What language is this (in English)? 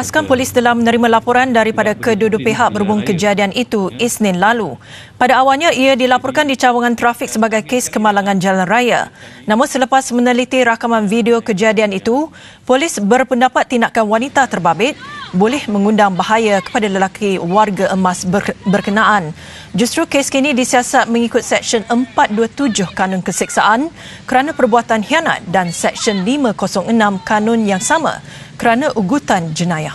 Malay